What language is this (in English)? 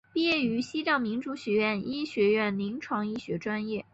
Chinese